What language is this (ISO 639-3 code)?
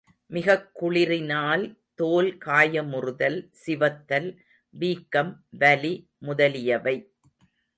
tam